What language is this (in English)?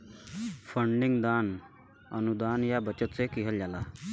Bhojpuri